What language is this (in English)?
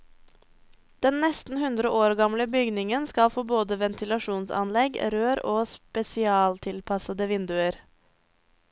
Norwegian